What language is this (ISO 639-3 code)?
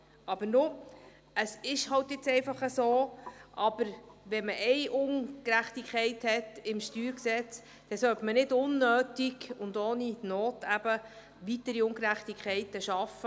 gsw